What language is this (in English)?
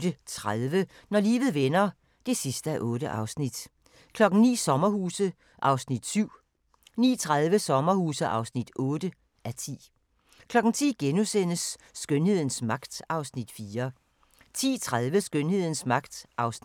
Danish